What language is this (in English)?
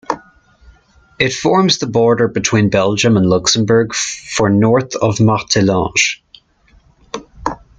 English